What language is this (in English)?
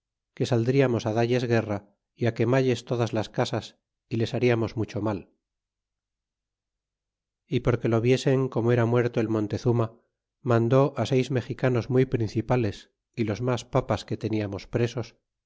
Spanish